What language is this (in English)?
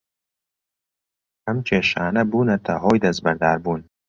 Central Kurdish